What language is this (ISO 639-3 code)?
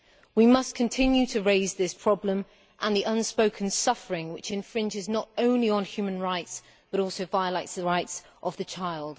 eng